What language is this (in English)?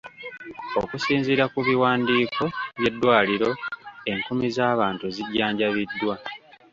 Ganda